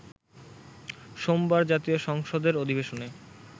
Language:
Bangla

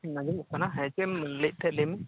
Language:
Santali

